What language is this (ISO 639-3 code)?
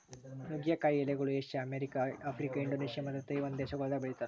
kan